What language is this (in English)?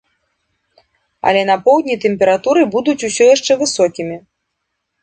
Belarusian